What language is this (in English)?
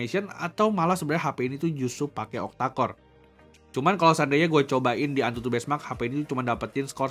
Indonesian